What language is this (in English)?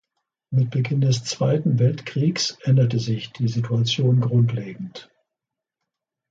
German